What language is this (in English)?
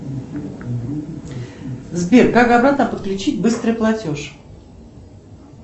Russian